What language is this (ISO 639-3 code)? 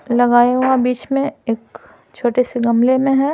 hin